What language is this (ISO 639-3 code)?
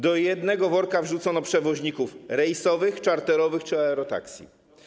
pol